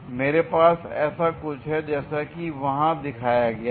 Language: Hindi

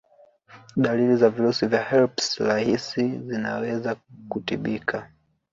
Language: Swahili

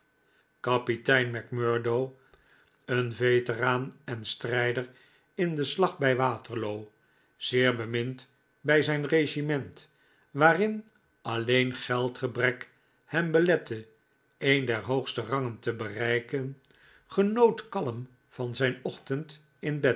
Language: Dutch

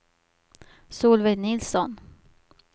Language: Swedish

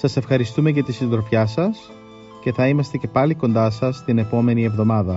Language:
Greek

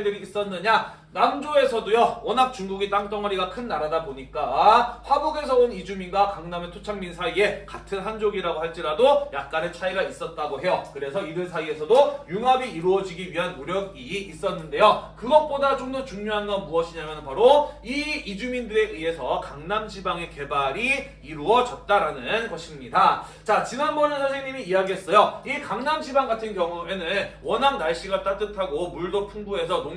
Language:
Korean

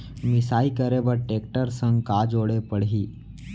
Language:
Chhattisgarhi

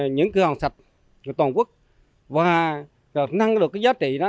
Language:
Vietnamese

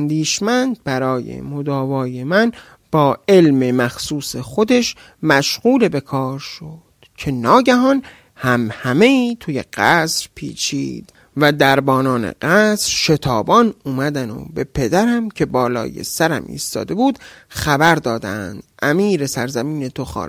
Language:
Persian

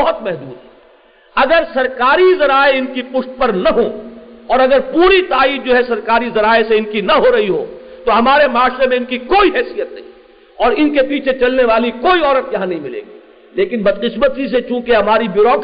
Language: Urdu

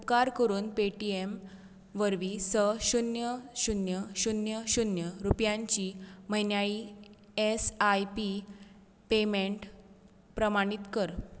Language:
Konkani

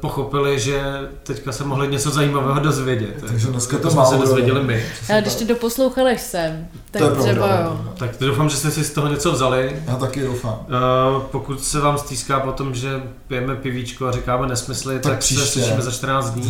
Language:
Czech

